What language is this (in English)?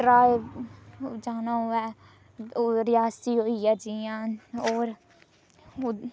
Dogri